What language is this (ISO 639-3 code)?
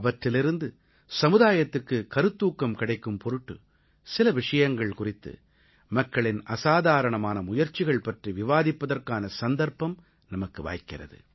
tam